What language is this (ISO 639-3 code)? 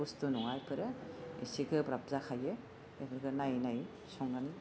brx